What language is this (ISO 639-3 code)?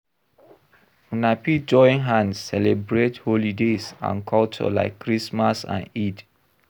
pcm